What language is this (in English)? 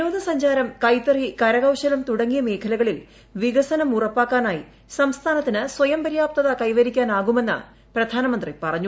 Malayalam